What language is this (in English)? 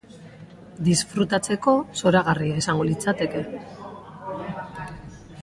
Basque